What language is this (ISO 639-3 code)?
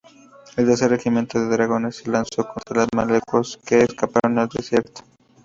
spa